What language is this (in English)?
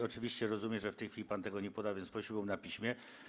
Polish